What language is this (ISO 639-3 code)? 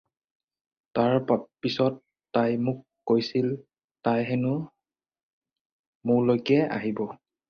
asm